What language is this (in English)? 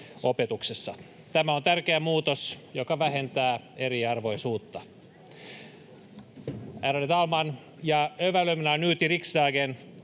Finnish